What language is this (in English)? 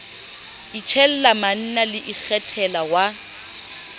Southern Sotho